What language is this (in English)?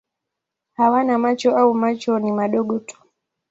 Swahili